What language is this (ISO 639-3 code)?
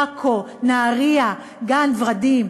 heb